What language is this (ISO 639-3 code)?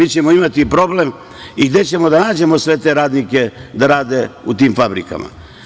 srp